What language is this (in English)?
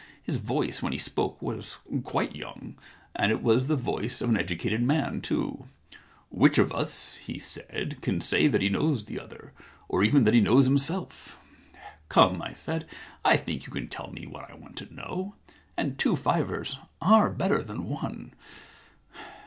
English